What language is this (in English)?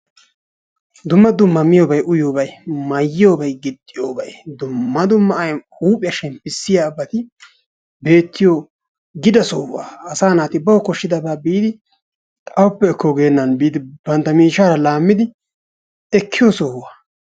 Wolaytta